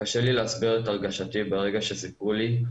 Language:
Hebrew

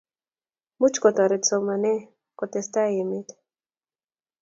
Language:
Kalenjin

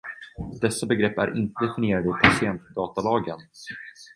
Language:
Swedish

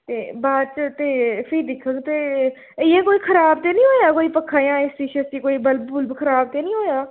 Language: Dogri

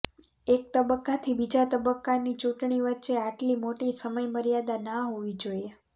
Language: Gujarati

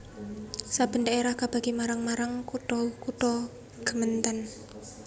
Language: Javanese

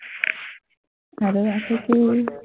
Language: Assamese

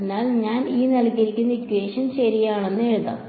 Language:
Malayalam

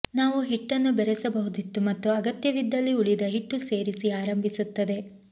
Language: Kannada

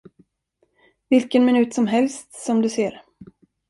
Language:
Swedish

